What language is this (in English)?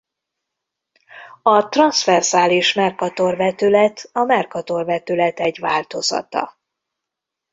Hungarian